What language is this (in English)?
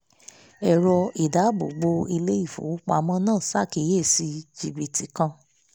Yoruba